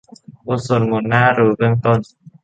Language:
Thai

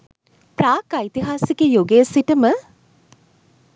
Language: Sinhala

